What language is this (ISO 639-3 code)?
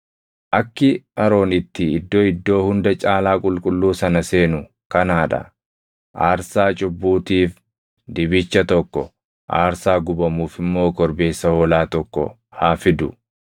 orm